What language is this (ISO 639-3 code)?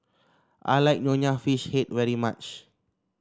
eng